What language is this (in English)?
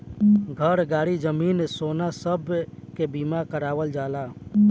Bhojpuri